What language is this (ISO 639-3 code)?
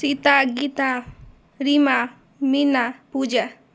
mai